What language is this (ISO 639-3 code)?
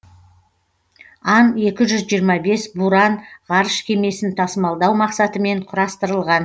kaz